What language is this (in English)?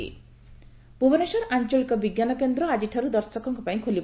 Odia